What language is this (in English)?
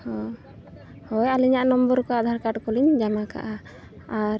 Santali